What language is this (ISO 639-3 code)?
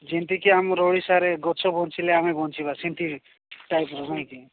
ori